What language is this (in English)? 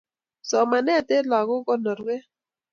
Kalenjin